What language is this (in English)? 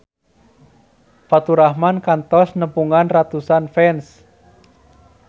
Sundanese